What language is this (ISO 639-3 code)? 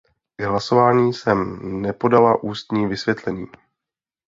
ces